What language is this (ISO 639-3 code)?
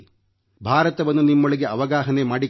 kan